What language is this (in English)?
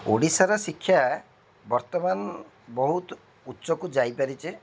Odia